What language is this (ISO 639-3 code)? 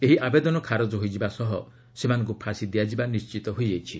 ori